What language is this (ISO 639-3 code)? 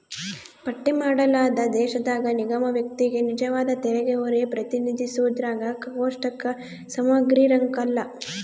kan